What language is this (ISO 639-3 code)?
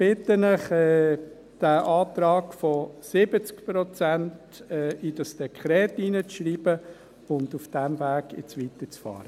gsw